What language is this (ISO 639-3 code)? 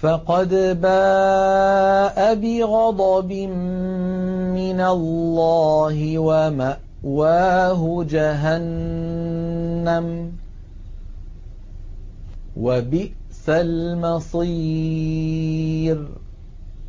ara